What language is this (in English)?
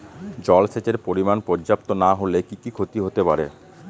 Bangla